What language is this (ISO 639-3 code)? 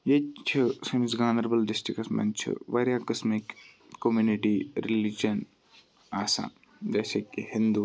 kas